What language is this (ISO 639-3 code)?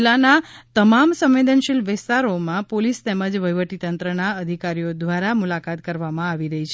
guj